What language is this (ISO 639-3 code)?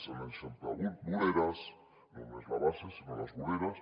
cat